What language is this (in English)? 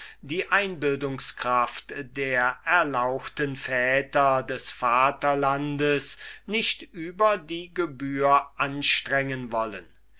German